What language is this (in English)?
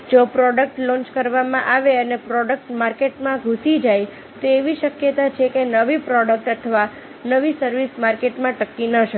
Gujarati